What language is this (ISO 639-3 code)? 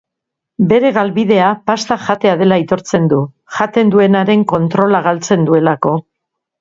eus